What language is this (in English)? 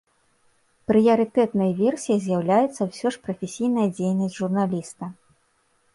Belarusian